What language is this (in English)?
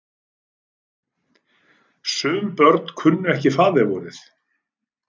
Icelandic